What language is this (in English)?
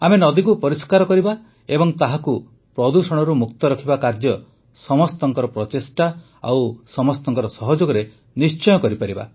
Odia